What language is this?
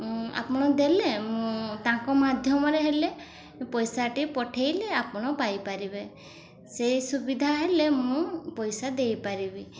Odia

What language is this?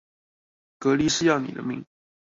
Chinese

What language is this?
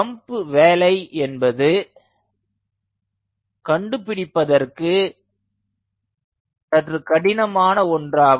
Tamil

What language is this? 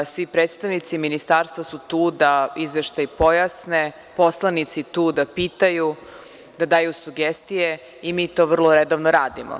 Serbian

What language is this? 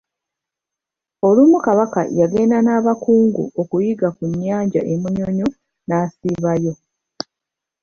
Ganda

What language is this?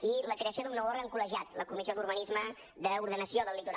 Catalan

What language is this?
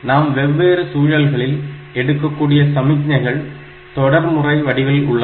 Tamil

